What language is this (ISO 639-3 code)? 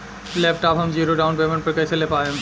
bho